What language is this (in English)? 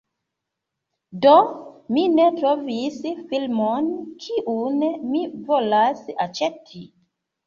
Esperanto